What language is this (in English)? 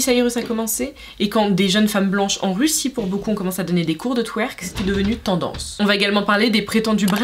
French